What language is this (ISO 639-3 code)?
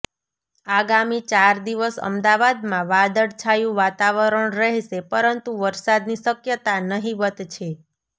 guj